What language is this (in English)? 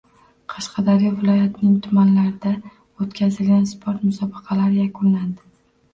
Uzbek